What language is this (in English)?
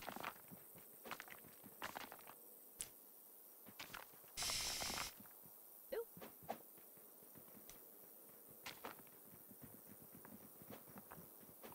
German